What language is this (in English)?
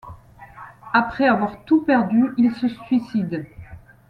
French